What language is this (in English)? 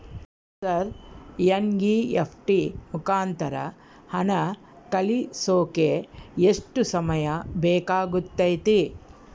Kannada